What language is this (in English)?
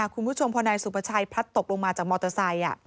Thai